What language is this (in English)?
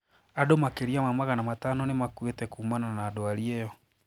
Kikuyu